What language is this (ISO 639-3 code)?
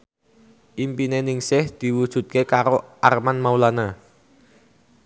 jav